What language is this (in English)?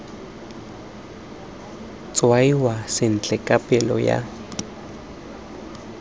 Tswana